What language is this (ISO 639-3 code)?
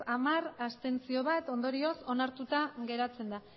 eus